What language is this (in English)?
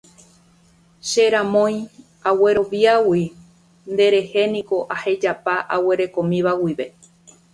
Guarani